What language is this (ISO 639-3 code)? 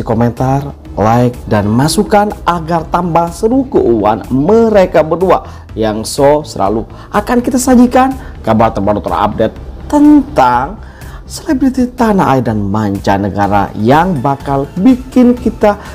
ind